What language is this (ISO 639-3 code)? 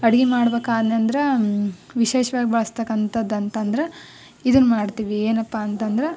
kan